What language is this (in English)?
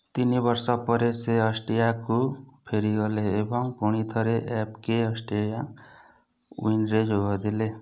Odia